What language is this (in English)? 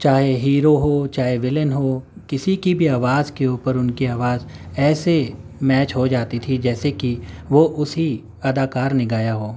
Urdu